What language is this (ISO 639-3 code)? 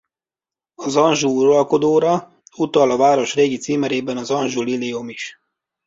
hun